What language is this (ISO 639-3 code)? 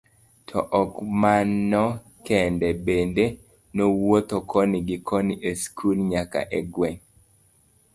luo